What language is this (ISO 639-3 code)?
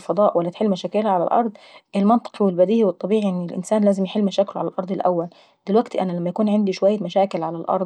aec